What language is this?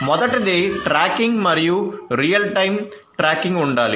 Telugu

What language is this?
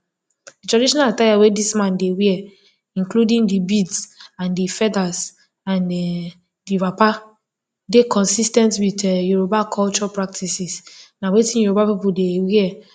Nigerian Pidgin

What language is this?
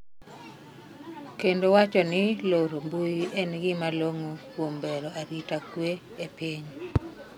Luo (Kenya and Tanzania)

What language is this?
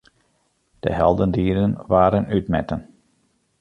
Western Frisian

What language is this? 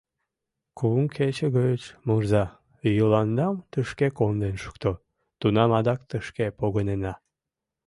Mari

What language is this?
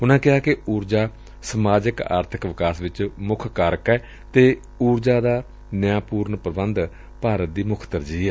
Punjabi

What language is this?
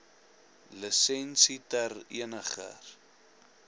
Afrikaans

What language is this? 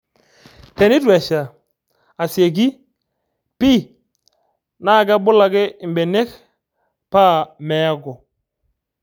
Masai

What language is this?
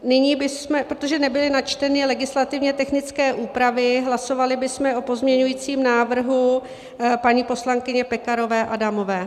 Czech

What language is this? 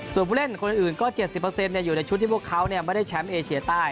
Thai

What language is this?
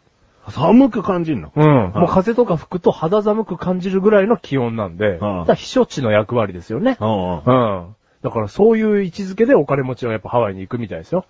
Japanese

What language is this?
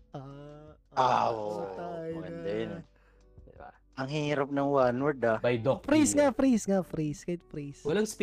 Filipino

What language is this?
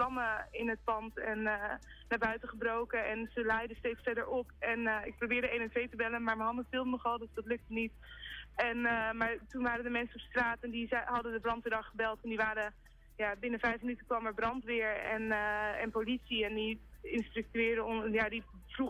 Dutch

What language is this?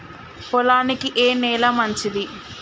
Telugu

